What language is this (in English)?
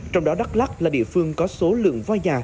Vietnamese